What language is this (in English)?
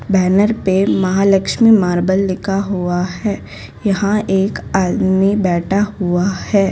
Hindi